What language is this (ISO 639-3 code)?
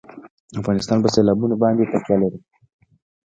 pus